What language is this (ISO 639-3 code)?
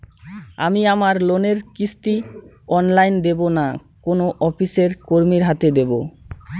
ben